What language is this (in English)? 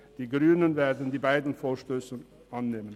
Swiss German